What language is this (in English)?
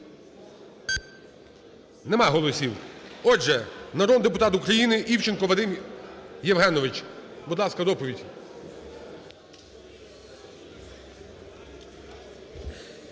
Ukrainian